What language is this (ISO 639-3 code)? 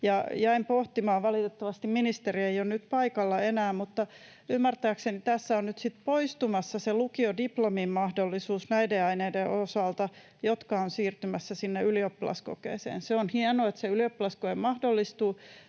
fin